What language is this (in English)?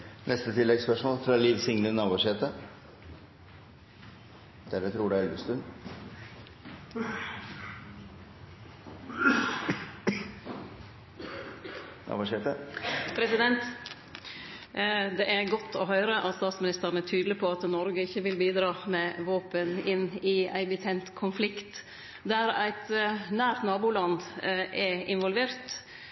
Norwegian Nynorsk